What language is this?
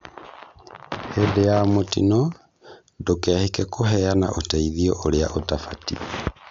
Kikuyu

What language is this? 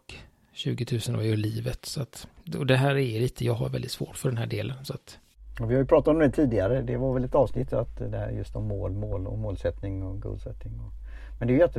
Swedish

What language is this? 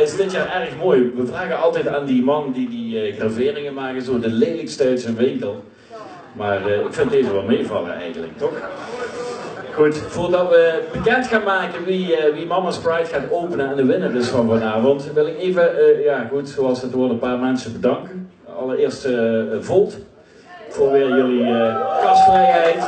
Dutch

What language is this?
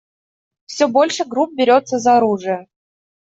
Russian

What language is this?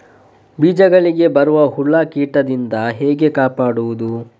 Kannada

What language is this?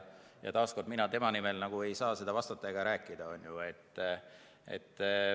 Estonian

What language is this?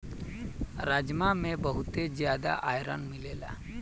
Bhojpuri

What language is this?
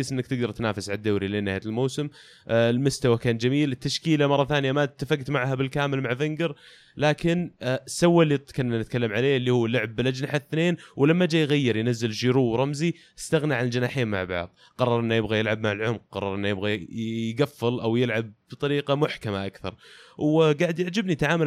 Arabic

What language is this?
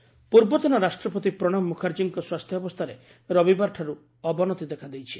Odia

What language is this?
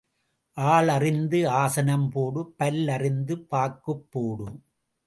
Tamil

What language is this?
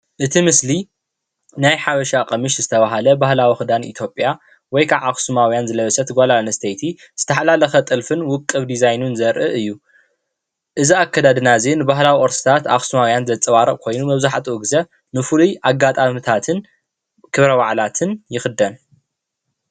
Tigrinya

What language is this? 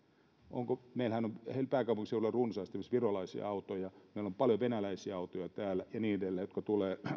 Finnish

